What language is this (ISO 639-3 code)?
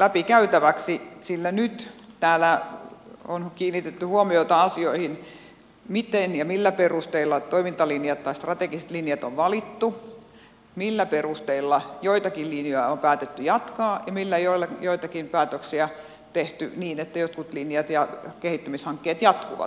fin